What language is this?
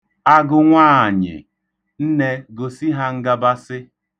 Igbo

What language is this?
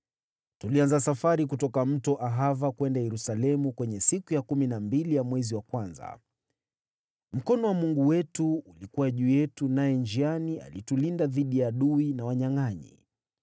Swahili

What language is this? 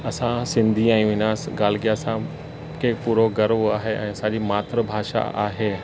Sindhi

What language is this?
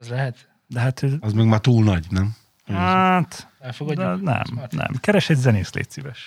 Hungarian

